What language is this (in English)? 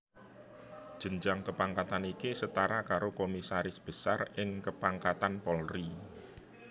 Javanese